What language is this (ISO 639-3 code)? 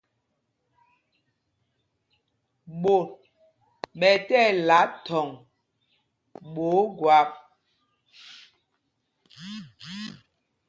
mgg